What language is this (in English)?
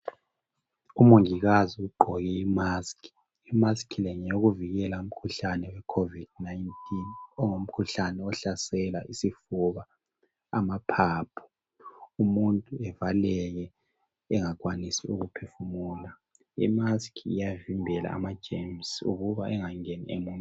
North Ndebele